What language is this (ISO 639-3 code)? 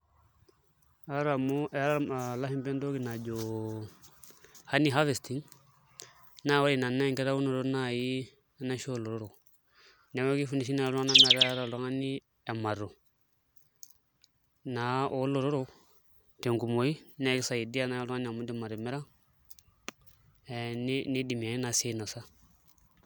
mas